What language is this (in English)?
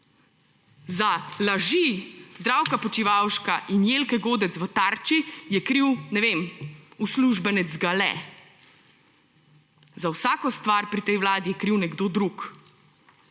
Slovenian